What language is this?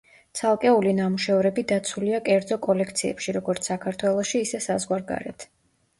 Georgian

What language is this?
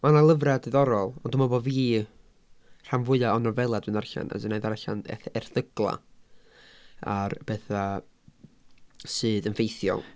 Welsh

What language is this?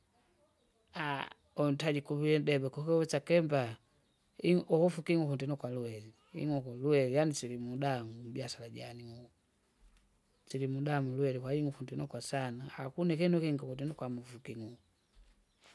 Kinga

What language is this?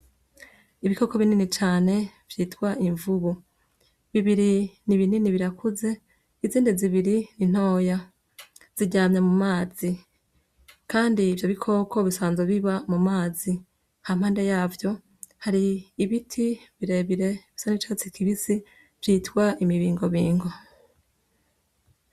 Rundi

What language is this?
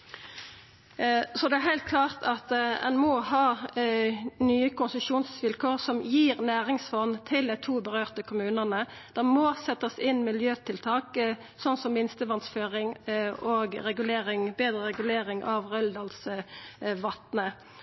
Norwegian Nynorsk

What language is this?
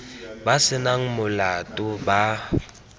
Tswana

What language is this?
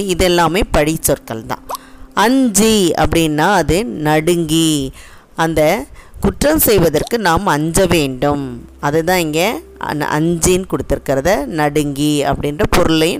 Tamil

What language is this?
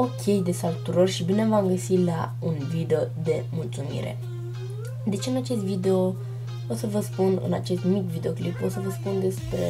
Romanian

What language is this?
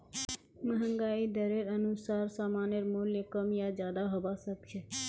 Magahi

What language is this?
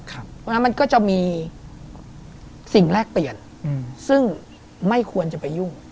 Thai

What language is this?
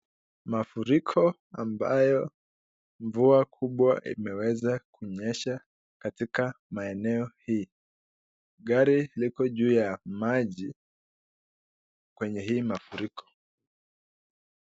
Swahili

